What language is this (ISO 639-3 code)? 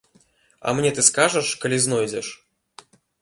bel